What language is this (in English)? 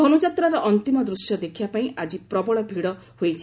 Odia